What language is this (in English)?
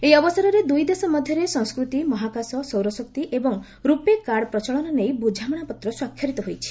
Odia